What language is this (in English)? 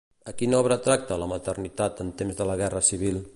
Catalan